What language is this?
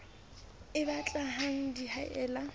Southern Sotho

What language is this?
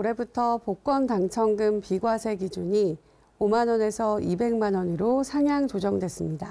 Korean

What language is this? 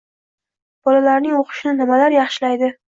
Uzbek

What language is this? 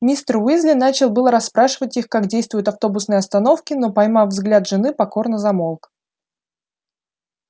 Russian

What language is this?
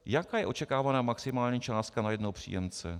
Czech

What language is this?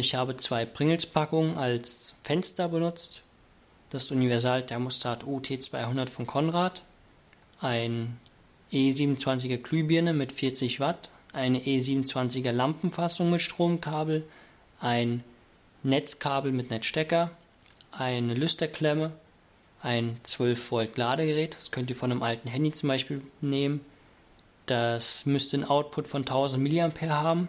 German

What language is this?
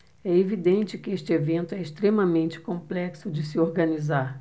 Portuguese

